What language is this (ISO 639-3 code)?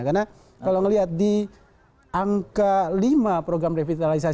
ind